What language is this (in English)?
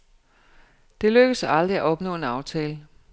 Danish